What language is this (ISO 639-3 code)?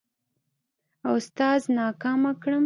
pus